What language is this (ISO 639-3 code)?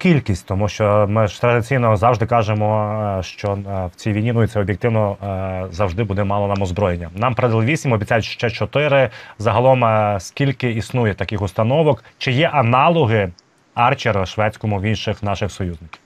ukr